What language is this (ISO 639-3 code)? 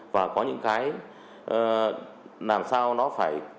vie